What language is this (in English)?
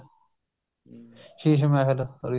Punjabi